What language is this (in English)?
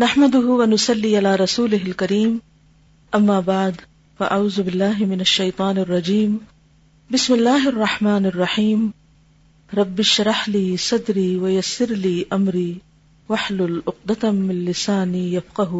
Urdu